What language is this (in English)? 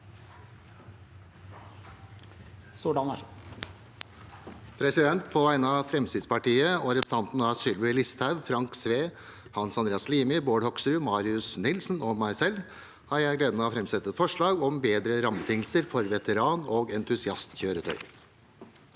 Norwegian